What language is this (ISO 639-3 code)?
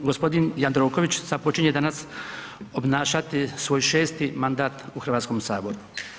hrv